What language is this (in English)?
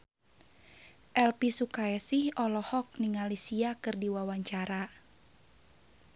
Sundanese